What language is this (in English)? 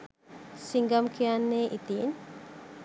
Sinhala